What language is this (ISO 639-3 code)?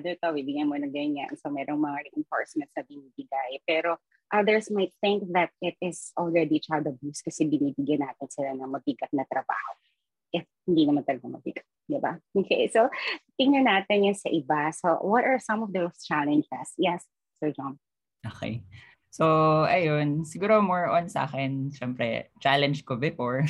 fil